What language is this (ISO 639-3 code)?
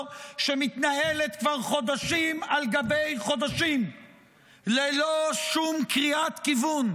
heb